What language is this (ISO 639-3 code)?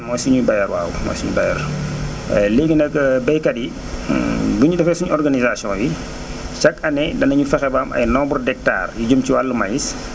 wol